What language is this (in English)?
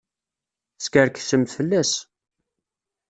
Kabyle